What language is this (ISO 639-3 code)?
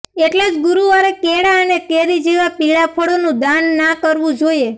guj